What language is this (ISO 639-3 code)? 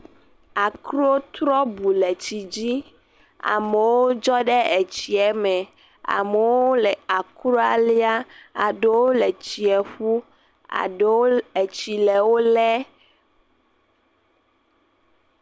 ewe